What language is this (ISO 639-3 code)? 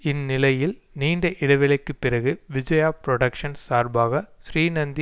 tam